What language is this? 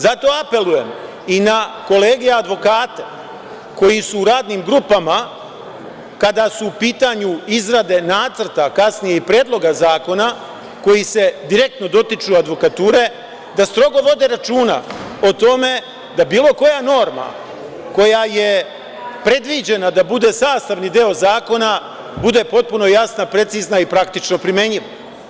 Serbian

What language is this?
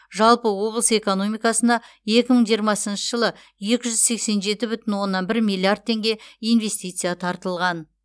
Kazakh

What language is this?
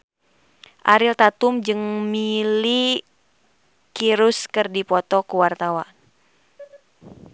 Sundanese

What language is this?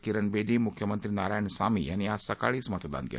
Marathi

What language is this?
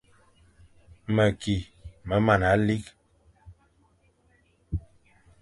Fang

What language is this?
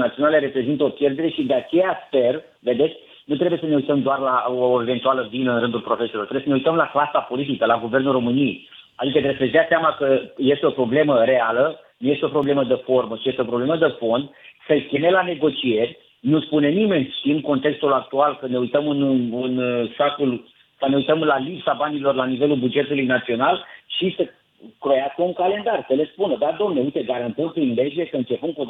Romanian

